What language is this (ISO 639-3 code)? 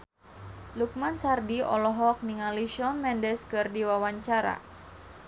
sun